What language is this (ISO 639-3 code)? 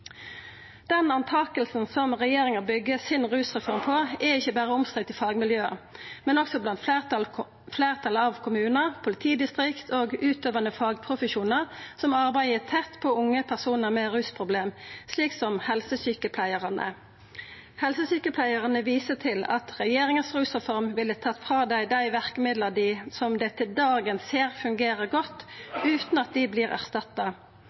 nno